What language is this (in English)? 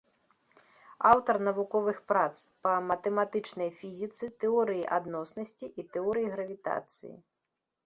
Belarusian